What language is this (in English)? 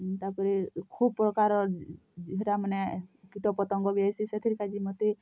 Odia